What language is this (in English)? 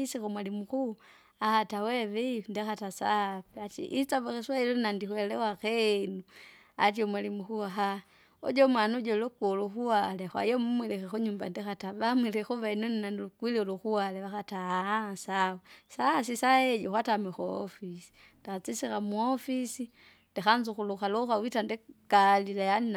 Kinga